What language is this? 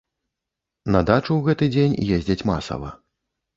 Belarusian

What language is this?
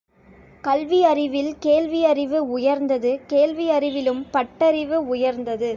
Tamil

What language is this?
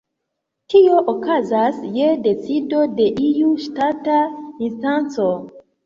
Esperanto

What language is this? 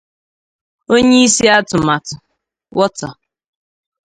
Igbo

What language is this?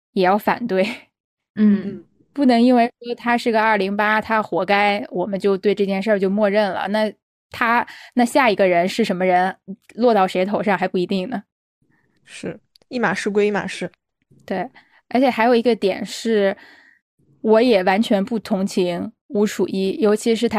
Chinese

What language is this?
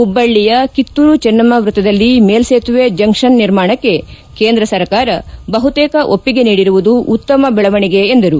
Kannada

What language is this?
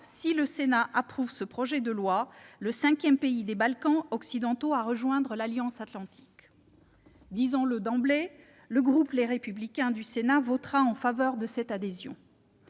French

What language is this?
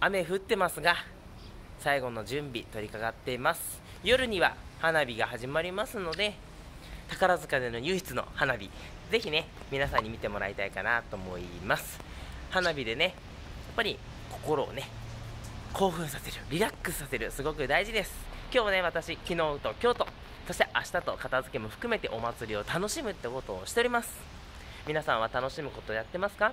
Japanese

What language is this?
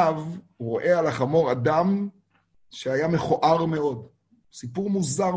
Hebrew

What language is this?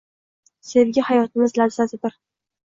Uzbek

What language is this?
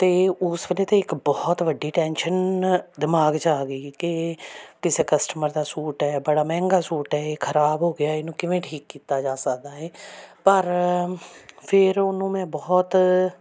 Punjabi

